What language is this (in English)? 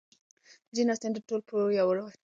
Pashto